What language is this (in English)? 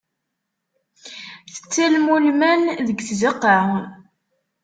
Kabyle